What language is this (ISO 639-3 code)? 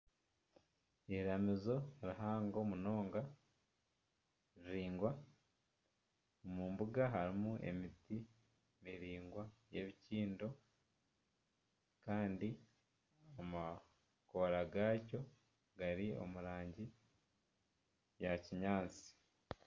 nyn